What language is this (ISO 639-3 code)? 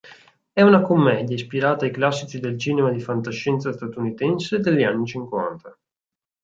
ita